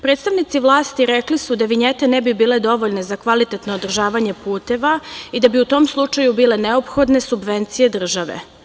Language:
Serbian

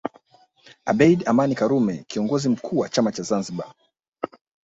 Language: Swahili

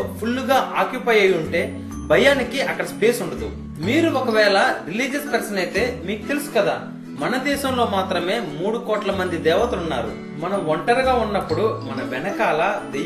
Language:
Telugu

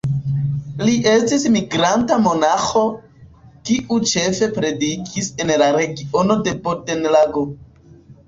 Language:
Esperanto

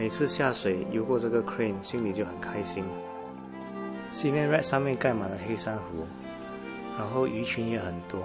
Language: Chinese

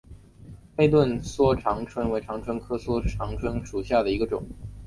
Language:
Chinese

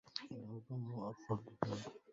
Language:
Arabic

